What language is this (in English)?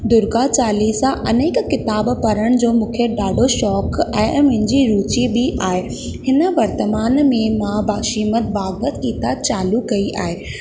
Sindhi